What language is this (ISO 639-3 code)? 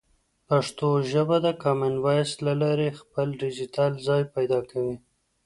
pus